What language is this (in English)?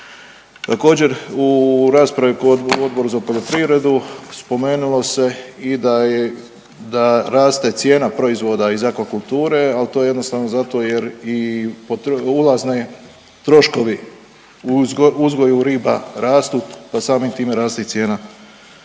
Croatian